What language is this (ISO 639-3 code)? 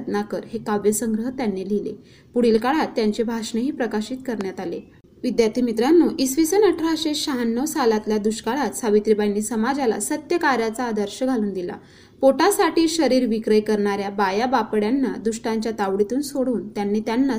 mar